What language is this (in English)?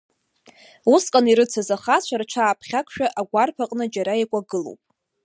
Abkhazian